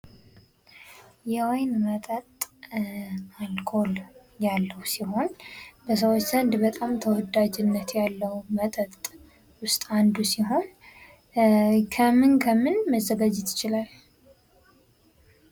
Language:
Amharic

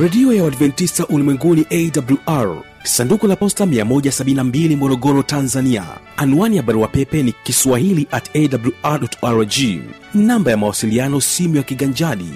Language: Swahili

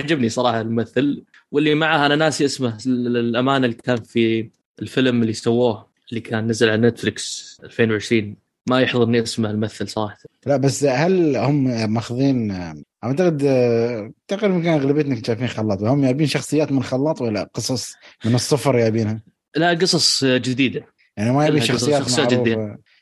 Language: Arabic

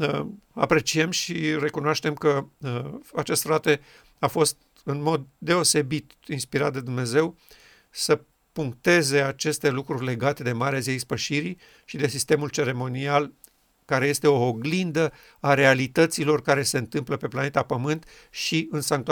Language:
Romanian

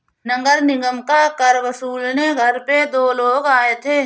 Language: Hindi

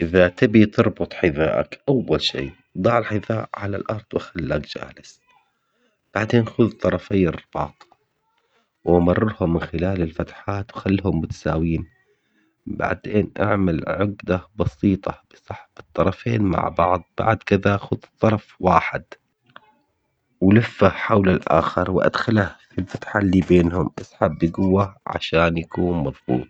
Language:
Omani Arabic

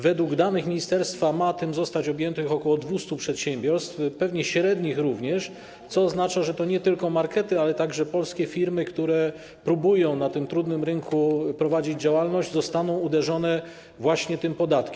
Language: Polish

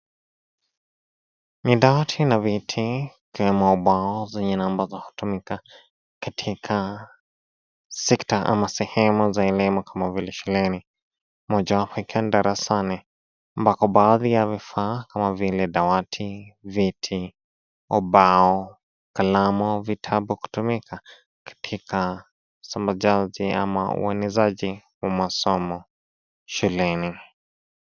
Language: Swahili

